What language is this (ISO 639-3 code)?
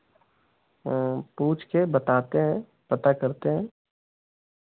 hin